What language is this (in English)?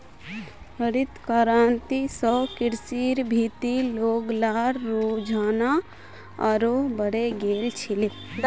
Magahi